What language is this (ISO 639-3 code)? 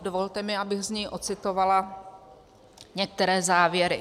ces